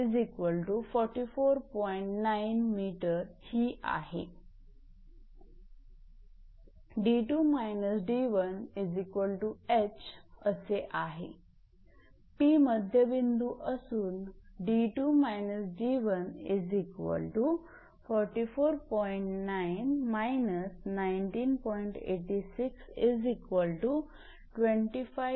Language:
Marathi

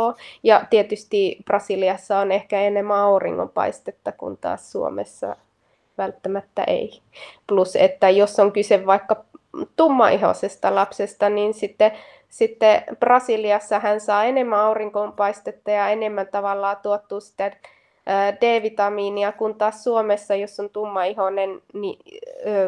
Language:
Finnish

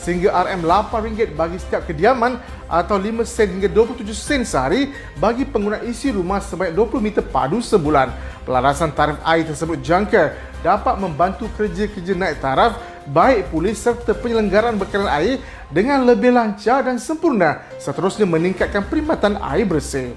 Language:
Malay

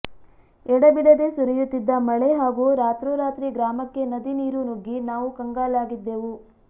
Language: Kannada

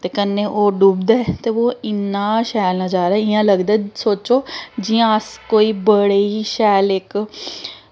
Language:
Dogri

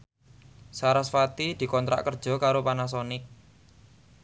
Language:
Javanese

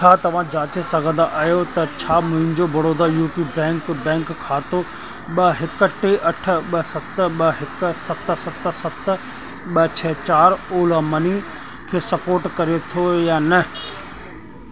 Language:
Sindhi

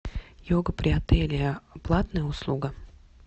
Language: Russian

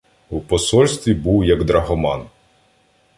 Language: Ukrainian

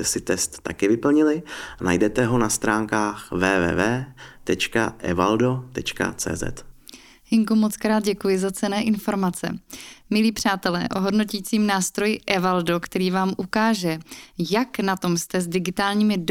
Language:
Czech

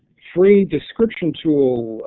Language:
English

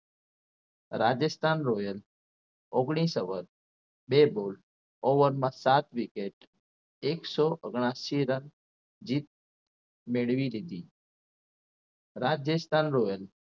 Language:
Gujarati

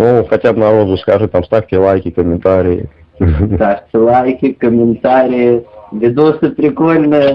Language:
Russian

